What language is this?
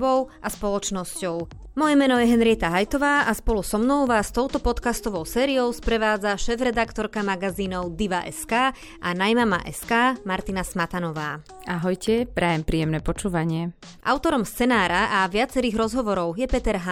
Slovak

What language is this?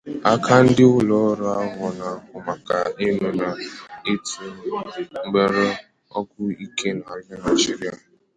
Igbo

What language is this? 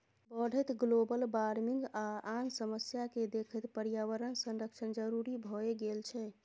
Maithili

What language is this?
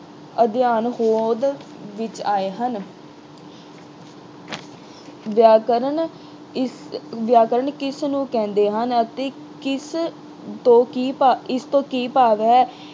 Punjabi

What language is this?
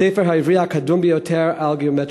Hebrew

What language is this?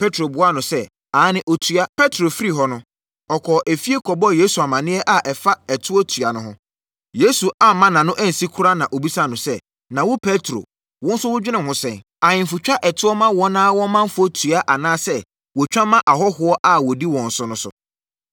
Akan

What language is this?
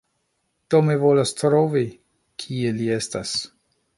Esperanto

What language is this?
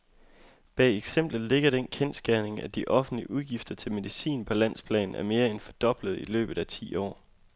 Danish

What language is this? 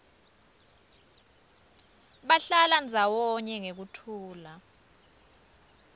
Swati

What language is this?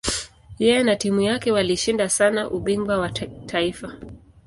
Swahili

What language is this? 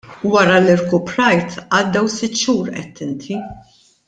Maltese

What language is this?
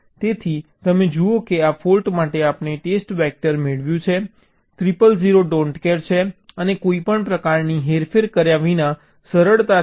Gujarati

